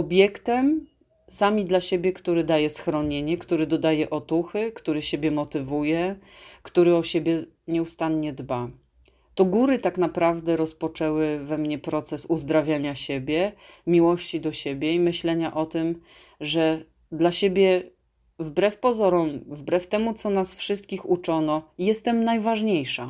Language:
Polish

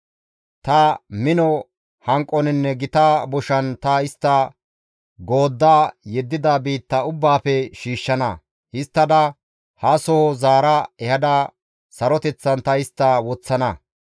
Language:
Gamo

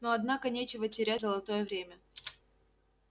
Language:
Russian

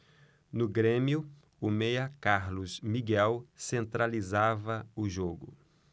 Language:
Portuguese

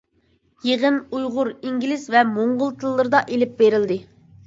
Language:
Uyghur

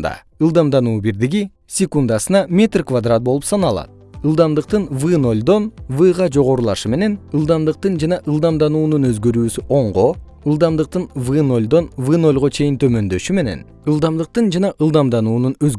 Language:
Kyrgyz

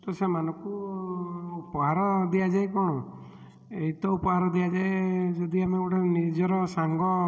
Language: Odia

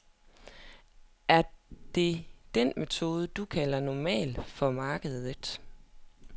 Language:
Danish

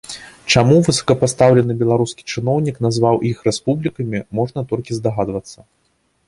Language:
Belarusian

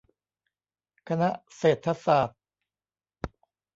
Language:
Thai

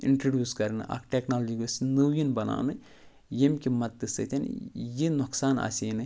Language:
Kashmiri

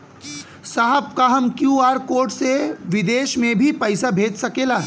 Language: Bhojpuri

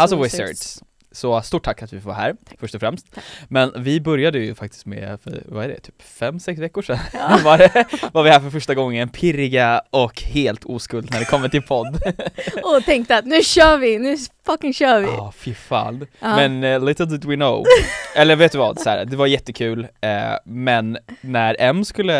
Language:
Swedish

